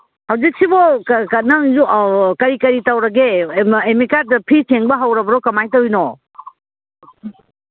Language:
Manipuri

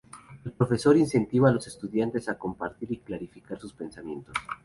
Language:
Spanish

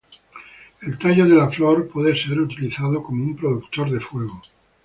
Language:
Spanish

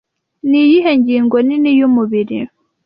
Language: Kinyarwanda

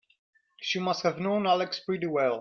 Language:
English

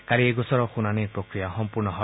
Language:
Assamese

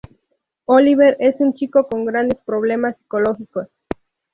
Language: Spanish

